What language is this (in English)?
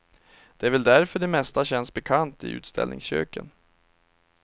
Swedish